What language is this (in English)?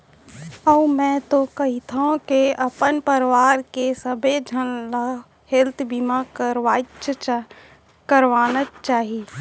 Chhattisgarhi